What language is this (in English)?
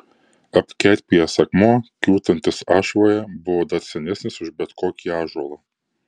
Lithuanian